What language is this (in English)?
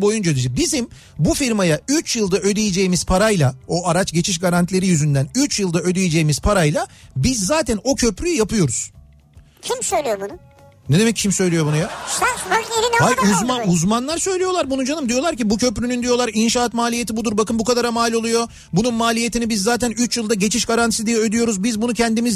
Turkish